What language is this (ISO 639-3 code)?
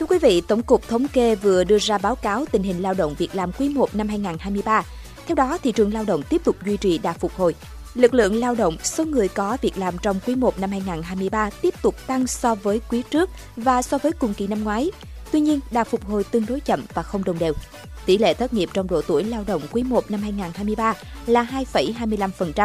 vie